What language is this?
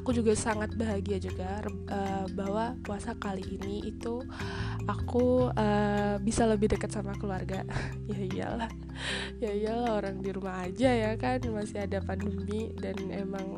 Indonesian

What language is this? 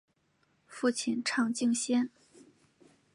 Chinese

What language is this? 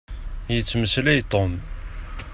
Kabyle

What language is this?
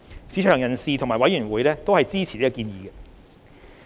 Cantonese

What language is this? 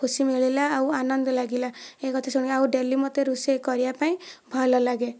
Odia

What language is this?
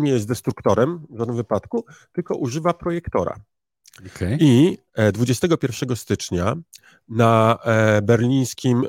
Polish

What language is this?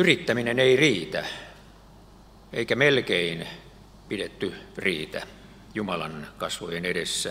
Finnish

